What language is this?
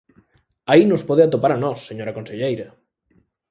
Galician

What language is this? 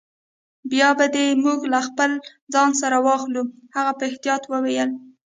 Pashto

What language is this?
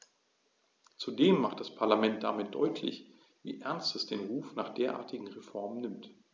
German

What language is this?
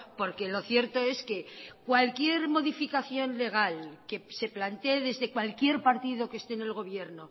Spanish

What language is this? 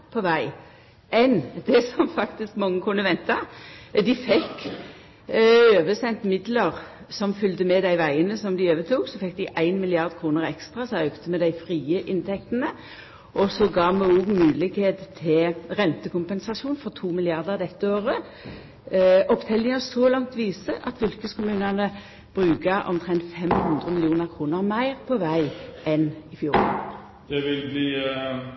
Norwegian Nynorsk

